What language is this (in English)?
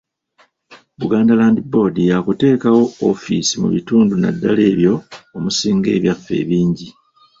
Ganda